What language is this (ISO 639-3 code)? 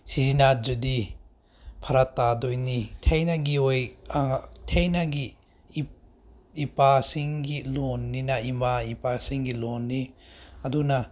mni